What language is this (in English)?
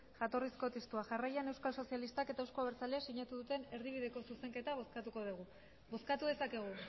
Basque